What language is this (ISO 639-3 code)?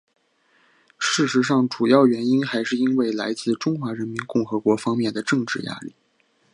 zho